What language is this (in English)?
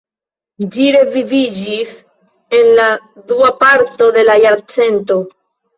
Esperanto